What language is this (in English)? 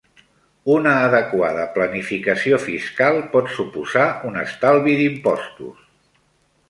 Catalan